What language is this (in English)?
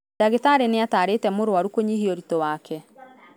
Kikuyu